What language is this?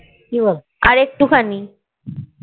Bangla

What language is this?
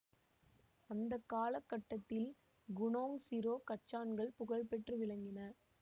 Tamil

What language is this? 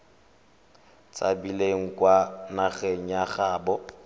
Tswana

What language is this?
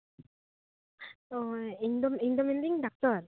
Santali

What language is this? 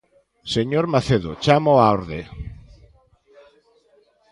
Galician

